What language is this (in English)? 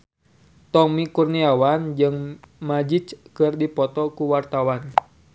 Sundanese